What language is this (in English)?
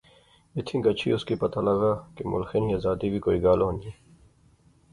Pahari-Potwari